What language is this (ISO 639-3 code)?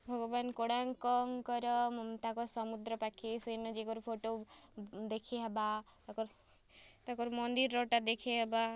ori